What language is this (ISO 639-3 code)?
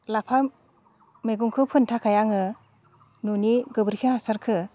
brx